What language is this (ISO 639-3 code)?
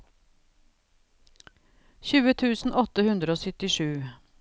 nor